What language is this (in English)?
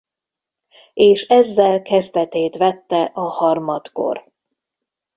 Hungarian